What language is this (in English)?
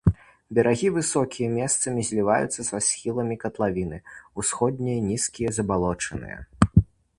Belarusian